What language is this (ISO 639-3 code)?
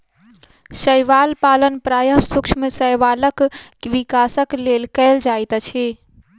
mai